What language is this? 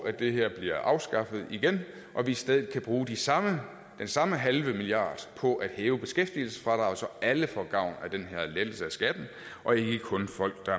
Danish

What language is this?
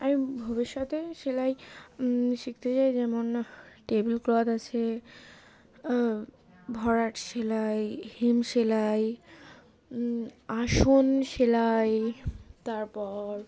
Bangla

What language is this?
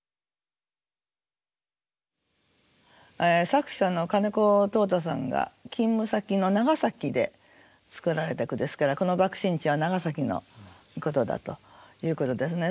Japanese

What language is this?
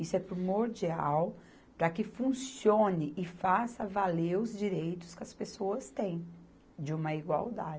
Portuguese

